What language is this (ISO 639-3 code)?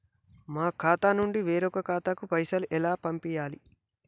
tel